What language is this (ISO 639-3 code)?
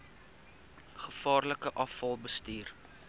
afr